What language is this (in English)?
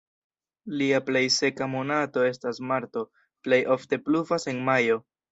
Esperanto